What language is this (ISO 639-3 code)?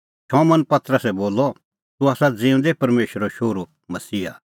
kfx